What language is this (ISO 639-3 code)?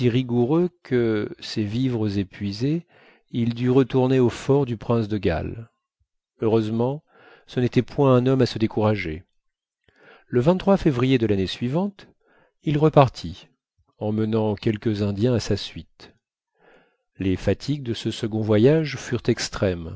fra